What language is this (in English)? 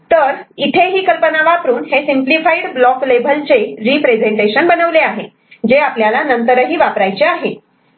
Marathi